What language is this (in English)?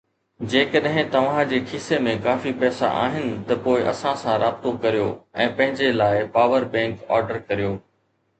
Sindhi